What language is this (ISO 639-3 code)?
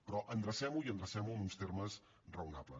cat